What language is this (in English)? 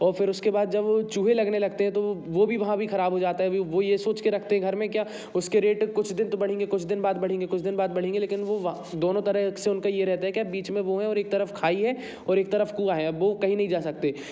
Hindi